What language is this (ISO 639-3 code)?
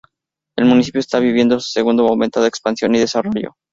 spa